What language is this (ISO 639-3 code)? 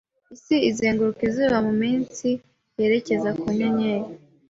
kin